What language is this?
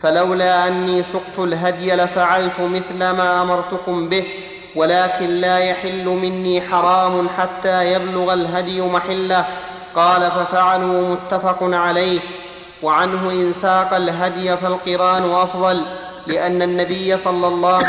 Arabic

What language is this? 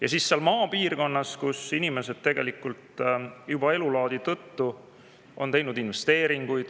Estonian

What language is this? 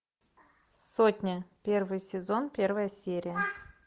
Russian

